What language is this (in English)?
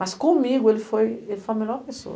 Portuguese